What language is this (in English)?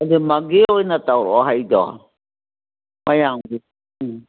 Manipuri